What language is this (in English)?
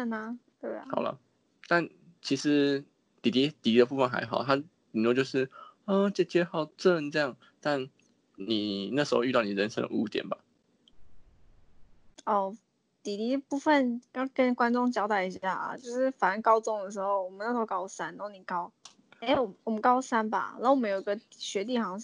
Chinese